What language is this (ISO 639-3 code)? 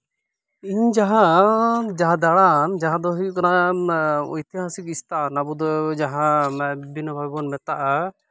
sat